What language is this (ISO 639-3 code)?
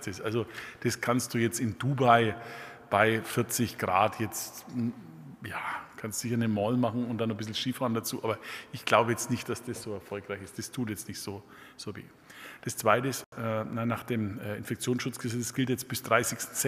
deu